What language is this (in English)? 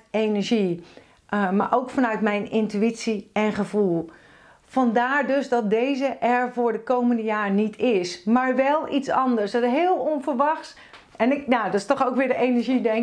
Dutch